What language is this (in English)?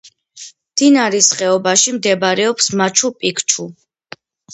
Georgian